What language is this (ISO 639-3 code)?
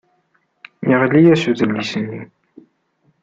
kab